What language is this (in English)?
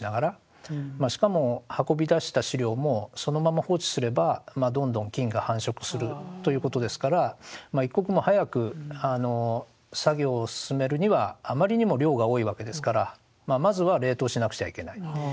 Japanese